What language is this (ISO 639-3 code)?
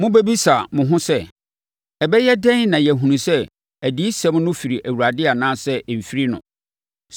aka